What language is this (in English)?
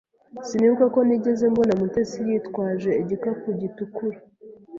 Kinyarwanda